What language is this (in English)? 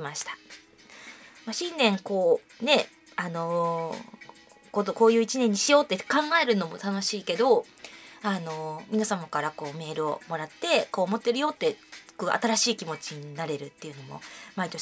Japanese